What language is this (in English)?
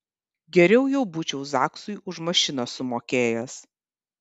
Lithuanian